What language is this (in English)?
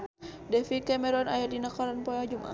Sundanese